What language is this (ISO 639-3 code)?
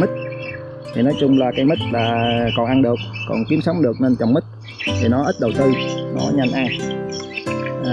vie